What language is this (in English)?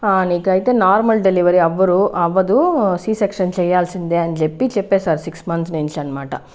Telugu